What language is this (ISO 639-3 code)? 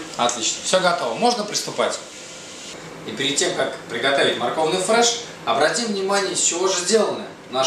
rus